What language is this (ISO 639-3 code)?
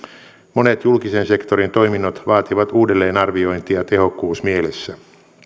fin